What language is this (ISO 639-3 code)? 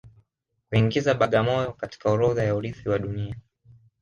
swa